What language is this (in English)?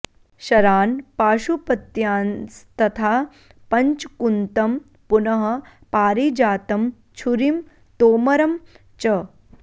Sanskrit